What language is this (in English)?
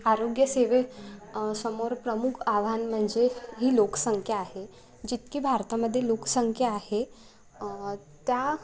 Marathi